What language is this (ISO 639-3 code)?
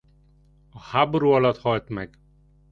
hun